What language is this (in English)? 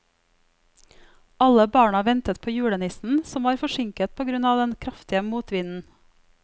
Norwegian